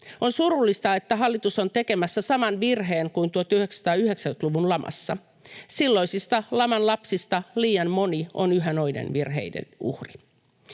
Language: Finnish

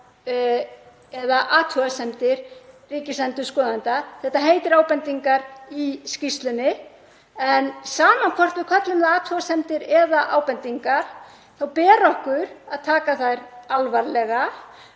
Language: Icelandic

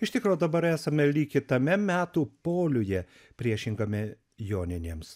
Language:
Lithuanian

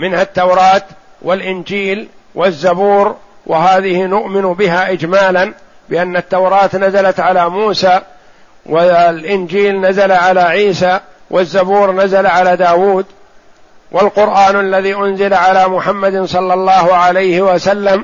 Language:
Arabic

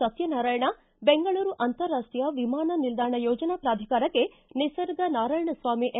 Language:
Kannada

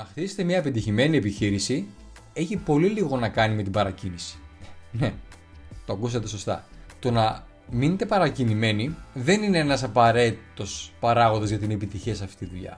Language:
Greek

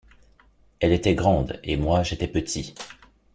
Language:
French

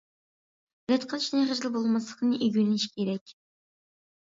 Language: Uyghur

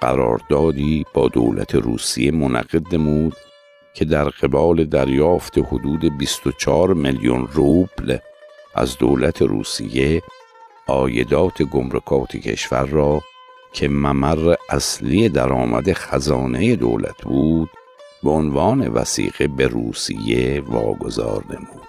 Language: Persian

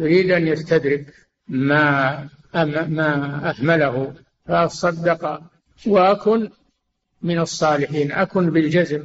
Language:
Arabic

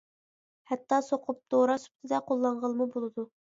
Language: Uyghur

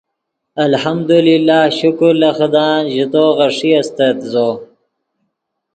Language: Yidgha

